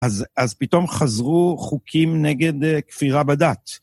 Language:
Hebrew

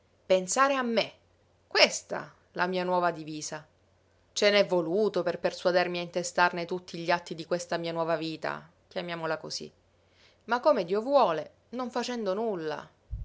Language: Italian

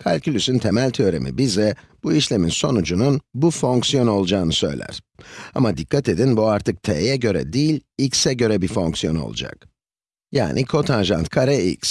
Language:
Turkish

